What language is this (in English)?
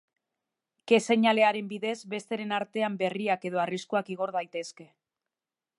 Basque